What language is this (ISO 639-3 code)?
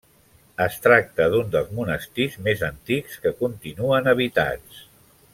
cat